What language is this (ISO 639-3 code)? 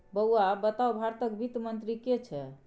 mai